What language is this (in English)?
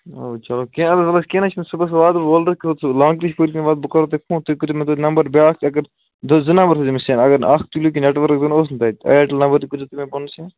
Kashmiri